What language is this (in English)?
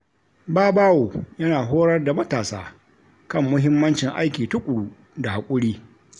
Hausa